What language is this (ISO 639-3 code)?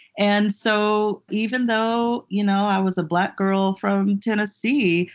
eng